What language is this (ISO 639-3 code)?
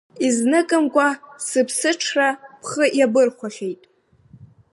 abk